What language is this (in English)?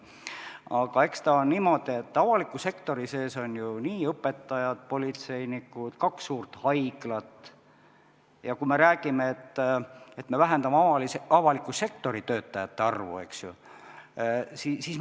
Estonian